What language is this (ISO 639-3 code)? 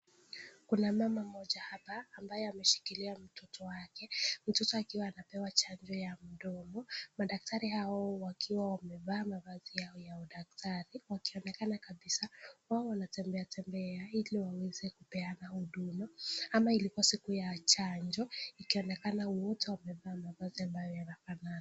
swa